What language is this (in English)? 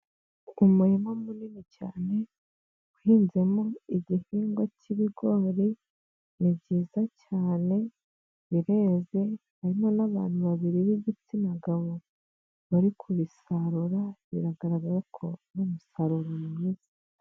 Kinyarwanda